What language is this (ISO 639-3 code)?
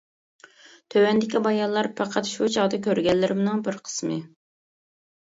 uig